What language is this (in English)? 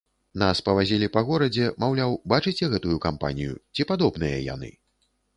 Belarusian